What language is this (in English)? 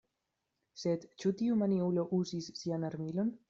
Esperanto